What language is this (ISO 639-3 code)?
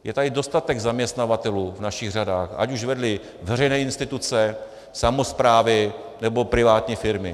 ces